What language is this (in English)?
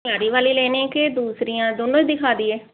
Punjabi